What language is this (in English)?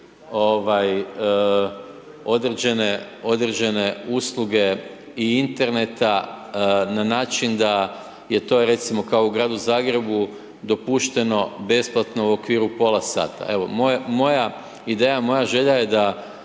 Croatian